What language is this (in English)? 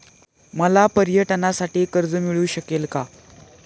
Marathi